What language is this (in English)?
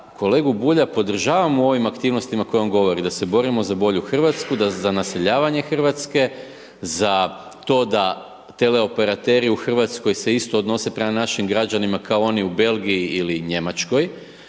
Croatian